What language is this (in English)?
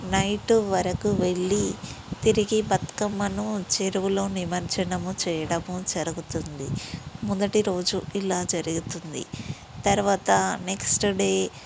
Telugu